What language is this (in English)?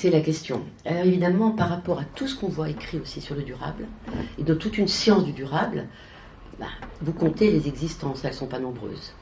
French